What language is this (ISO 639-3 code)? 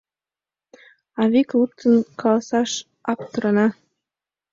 chm